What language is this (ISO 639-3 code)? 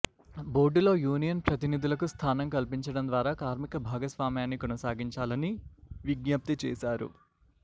tel